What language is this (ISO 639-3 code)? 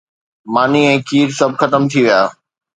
snd